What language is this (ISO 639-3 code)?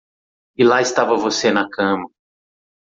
por